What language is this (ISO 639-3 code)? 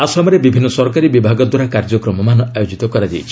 ori